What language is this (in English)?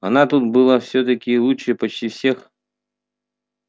Russian